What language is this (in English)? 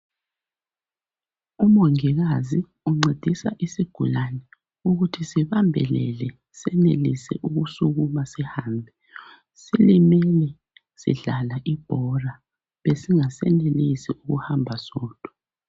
North Ndebele